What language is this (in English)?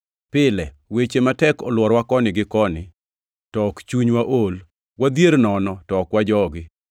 Luo (Kenya and Tanzania)